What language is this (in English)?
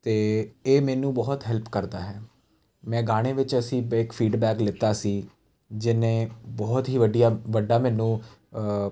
Punjabi